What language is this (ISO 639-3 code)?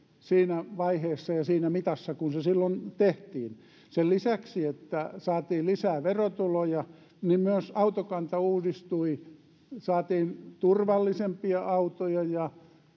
fin